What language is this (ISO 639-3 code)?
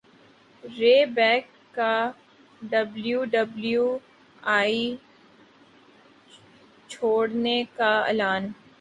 urd